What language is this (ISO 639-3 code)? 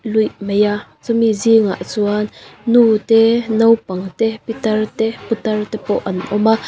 lus